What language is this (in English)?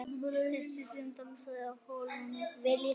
Icelandic